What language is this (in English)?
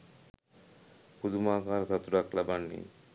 Sinhala